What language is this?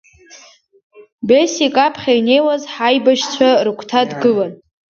Abkhazian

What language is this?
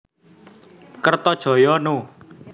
Javanese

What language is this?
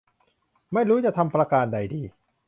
Thai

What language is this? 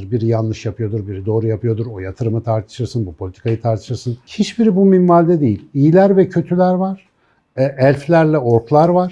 Turkish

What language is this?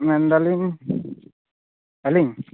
Santali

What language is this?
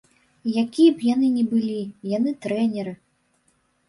Belarusian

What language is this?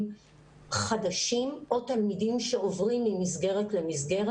Hebrew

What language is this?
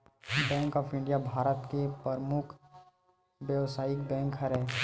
Chhattisgarhi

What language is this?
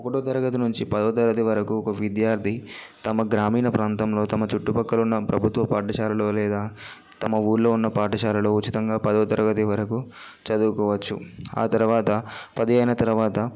Telugu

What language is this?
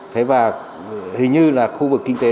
Vietnamese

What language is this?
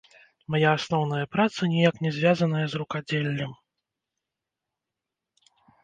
Belarusian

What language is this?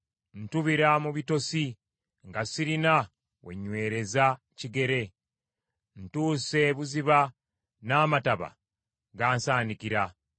Ganda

